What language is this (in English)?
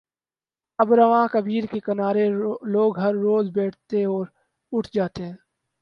Urdu